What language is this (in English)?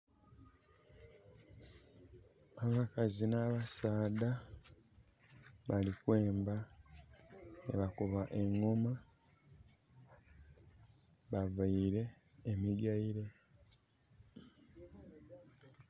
Soga